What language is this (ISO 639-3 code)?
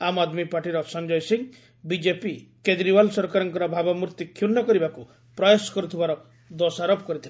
ori